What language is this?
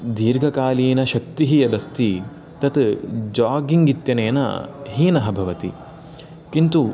Sanskrit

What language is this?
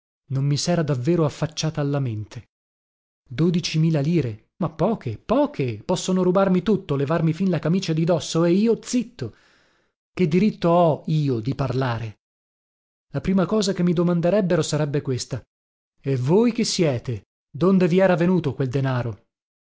Italian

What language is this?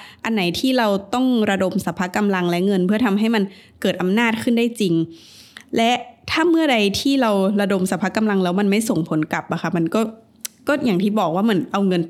Thai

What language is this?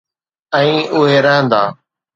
Sindhi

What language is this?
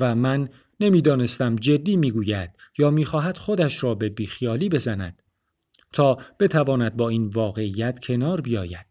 Persian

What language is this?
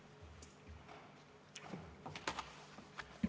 Estonian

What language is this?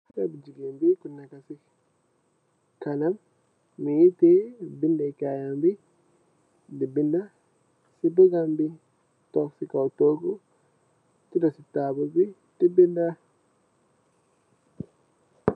Wolof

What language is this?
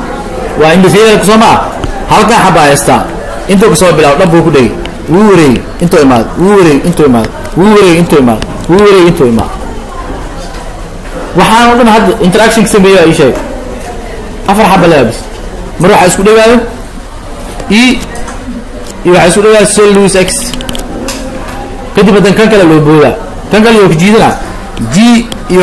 Arabic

